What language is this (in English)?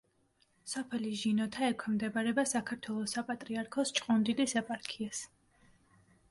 Georgian